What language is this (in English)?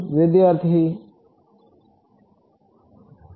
Gujarati